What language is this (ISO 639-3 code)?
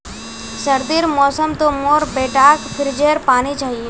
mag